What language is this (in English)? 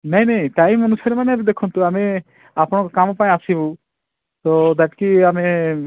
Odia